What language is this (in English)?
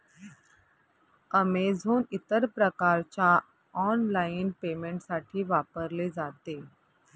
Marathi